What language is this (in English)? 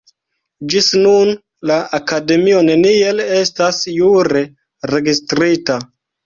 Esperanto